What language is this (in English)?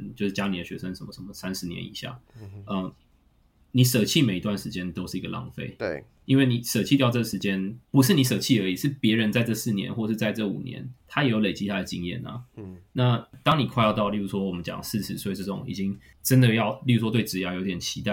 Chinese